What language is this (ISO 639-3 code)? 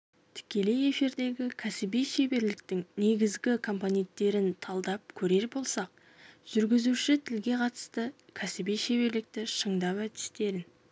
kaz